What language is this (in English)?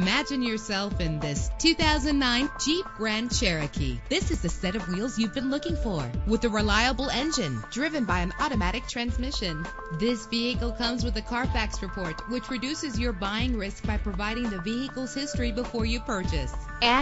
English